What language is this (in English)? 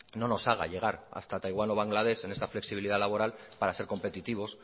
Spanish